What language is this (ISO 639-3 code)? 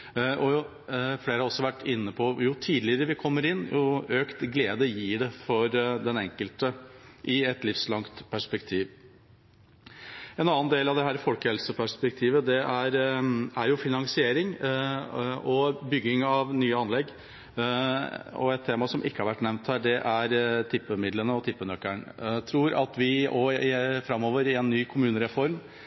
nob